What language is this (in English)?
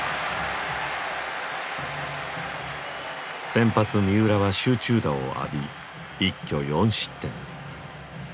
Japanese